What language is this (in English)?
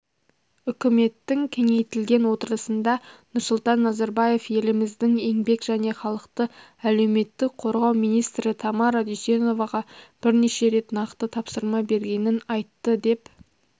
Kazakh